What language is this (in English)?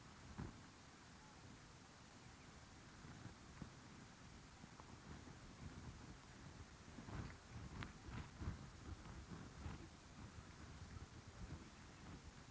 Indonesian